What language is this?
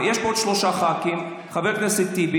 Hebrew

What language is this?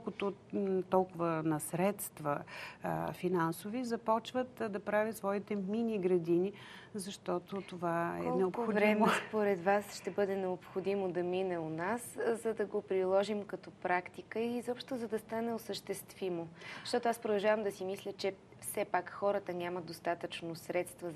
Bulgarian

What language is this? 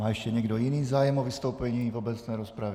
Czech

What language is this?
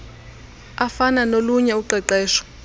Xhosa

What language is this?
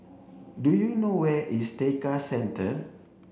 English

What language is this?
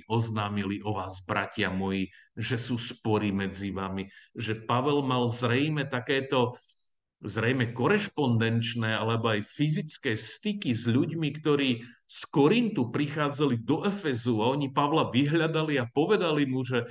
Slovak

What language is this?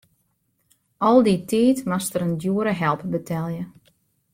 Western Frisian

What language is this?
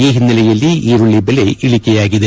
Kannada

